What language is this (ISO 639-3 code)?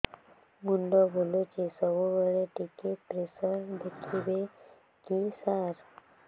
ori